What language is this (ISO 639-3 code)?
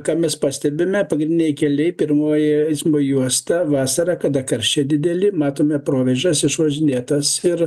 lit